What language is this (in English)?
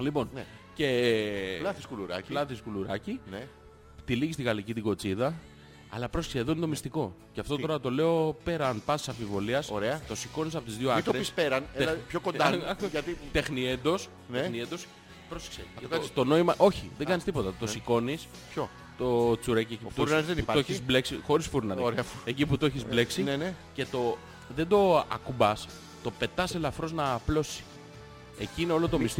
Greek